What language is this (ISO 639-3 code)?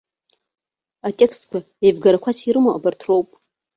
abk